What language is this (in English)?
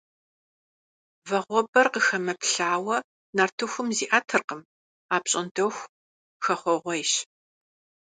Kabardian